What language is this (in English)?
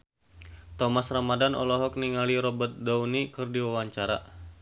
Sundanese